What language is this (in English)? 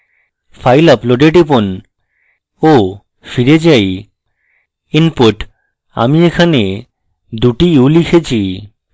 Bangla